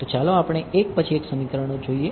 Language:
Gujarati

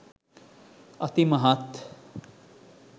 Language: Sinhala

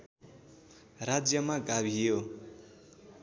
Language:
Nepali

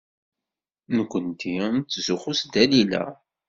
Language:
Kabyle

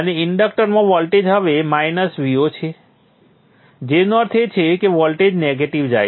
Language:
Gujarati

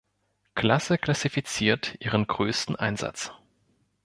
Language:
German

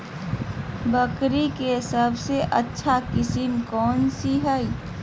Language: Magahi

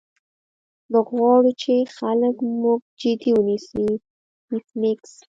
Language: Pashto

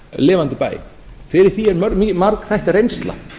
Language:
Icelandic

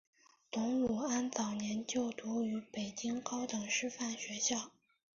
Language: Chinese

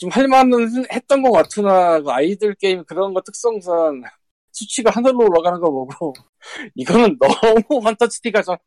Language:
Korean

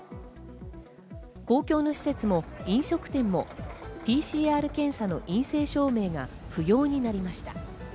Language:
Japanese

